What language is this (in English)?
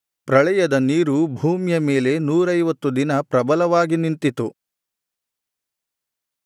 Kannada